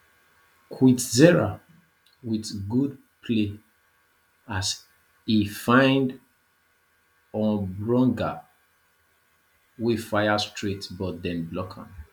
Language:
Nigerian Pidgin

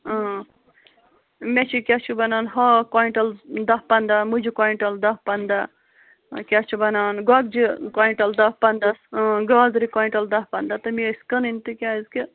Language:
Kashmiri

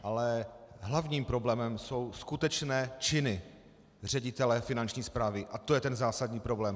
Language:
Czech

